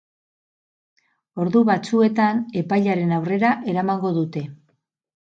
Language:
Basque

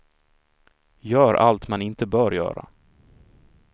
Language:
Swedish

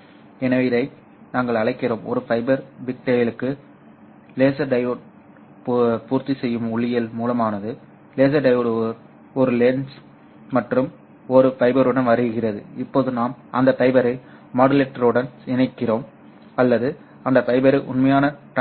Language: Tamil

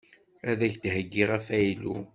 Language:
Kabyle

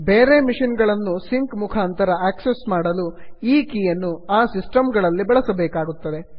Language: Kannada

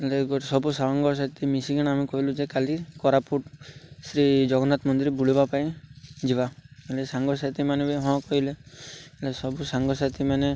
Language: Odia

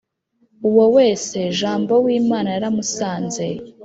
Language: Kinyarwanda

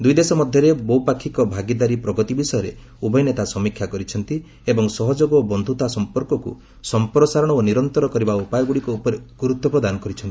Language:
Odia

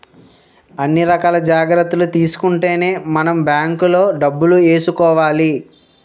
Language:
Telugu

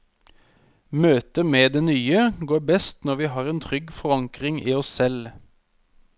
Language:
Norwegian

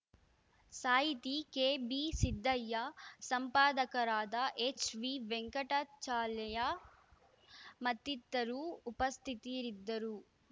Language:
Kannada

